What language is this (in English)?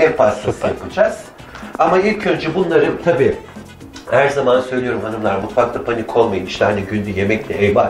Turkish